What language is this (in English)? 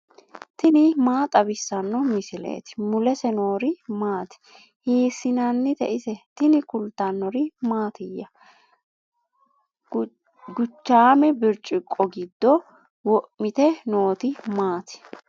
Sidamo